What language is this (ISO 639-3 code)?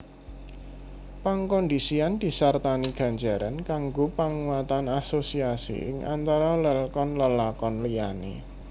jav